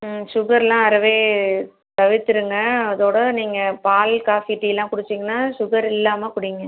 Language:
Tamil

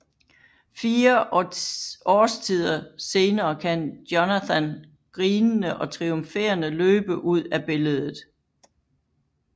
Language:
Danish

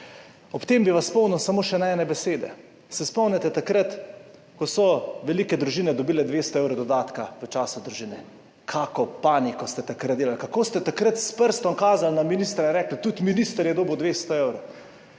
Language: Slovenian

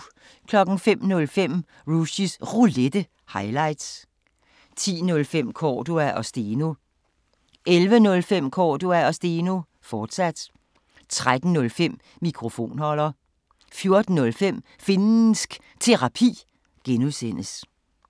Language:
Danish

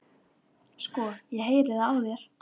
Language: Icelandic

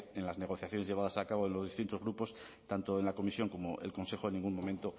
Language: Spanish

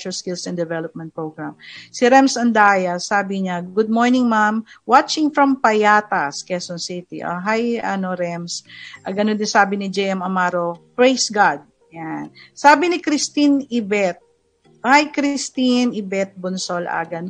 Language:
Filipino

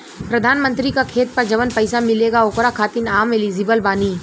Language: Bhojpuri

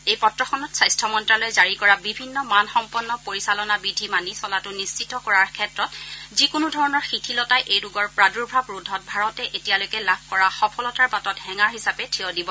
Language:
Assamese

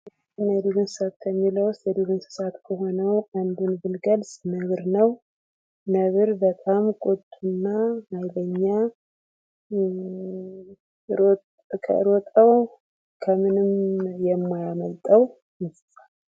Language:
Amharic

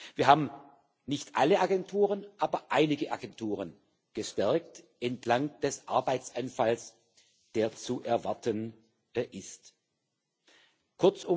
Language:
German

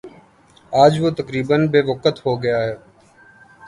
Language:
Urdu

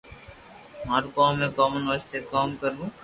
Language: Loarki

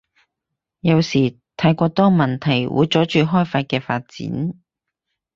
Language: Cantonese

